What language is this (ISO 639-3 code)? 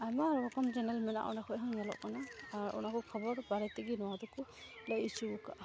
sat